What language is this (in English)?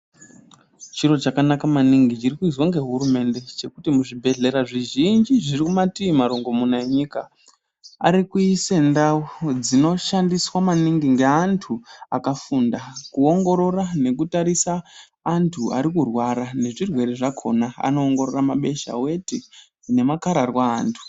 Ndau